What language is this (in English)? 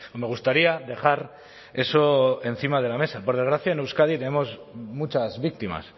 Spanish